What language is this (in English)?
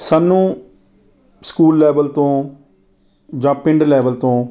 Punjabi